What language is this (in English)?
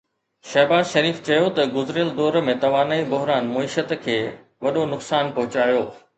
Sindhi